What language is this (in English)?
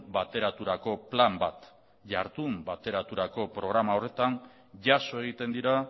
Basque